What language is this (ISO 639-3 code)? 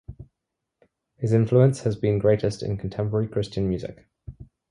eng